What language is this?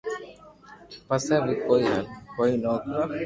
Loarki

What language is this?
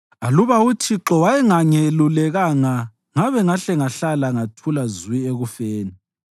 North Ndebele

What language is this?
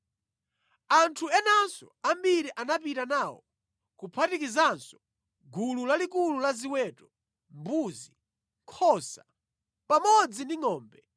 Nyanja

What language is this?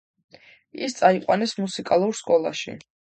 Georgian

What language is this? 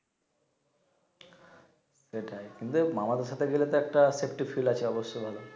Bangla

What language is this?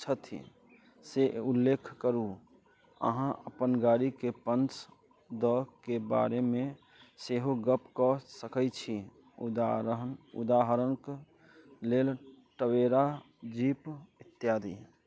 Maithili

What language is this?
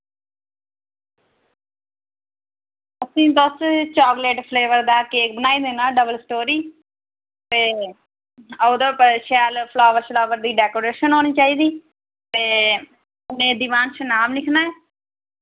Dogri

